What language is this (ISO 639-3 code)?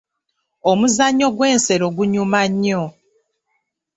lug